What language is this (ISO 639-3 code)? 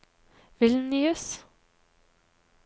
nor